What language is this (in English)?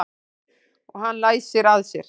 Icelandic